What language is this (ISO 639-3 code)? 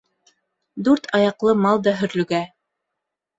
bak